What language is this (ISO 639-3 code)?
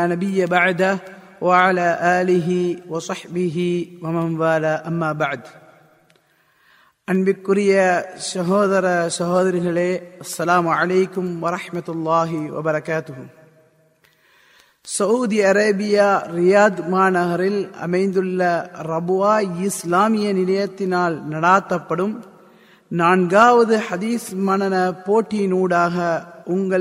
tam